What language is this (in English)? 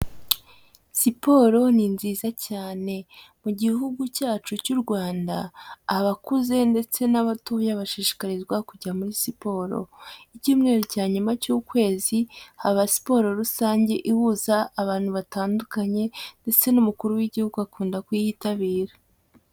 Kinyarwanda